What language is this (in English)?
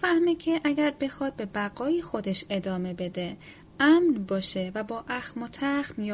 Persian